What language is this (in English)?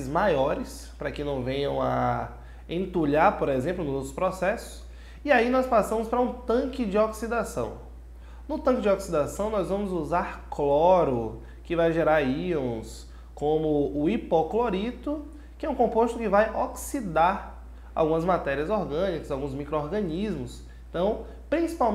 Portuguese